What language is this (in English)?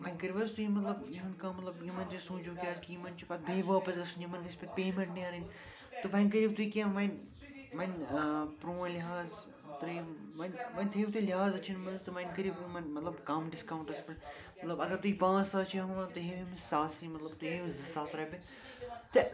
Kashmiri